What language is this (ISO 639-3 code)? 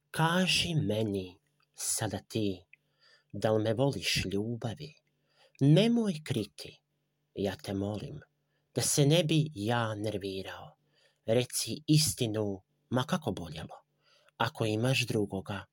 hrv